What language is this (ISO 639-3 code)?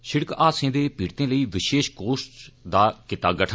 doi